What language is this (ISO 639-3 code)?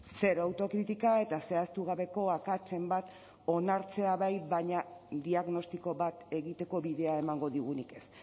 eus